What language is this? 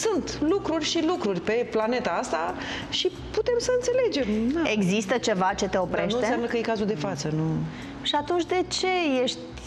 Romanian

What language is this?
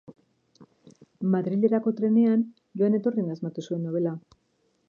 Basque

